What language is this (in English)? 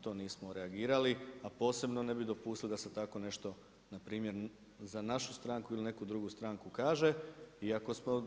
Croatian